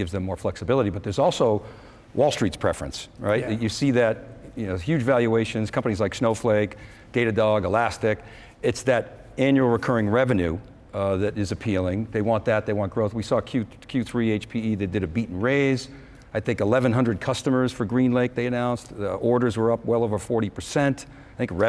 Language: English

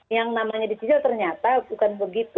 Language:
Indonesian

